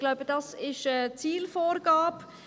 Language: Swiss German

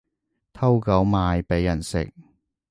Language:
Cantonese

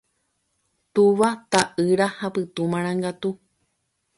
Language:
Guarani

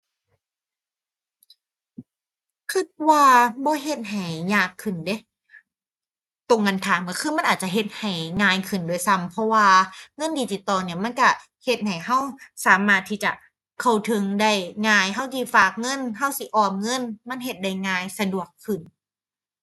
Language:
Thai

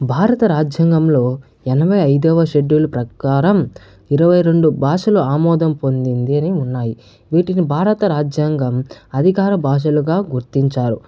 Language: Telugu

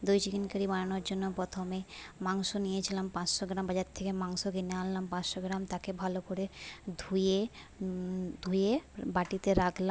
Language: Bangla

